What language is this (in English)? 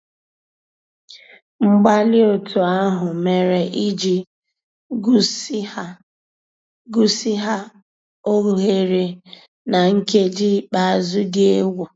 Igbo